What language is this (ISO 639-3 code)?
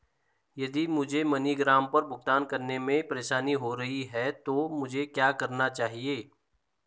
hin